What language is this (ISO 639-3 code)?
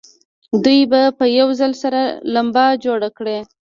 pus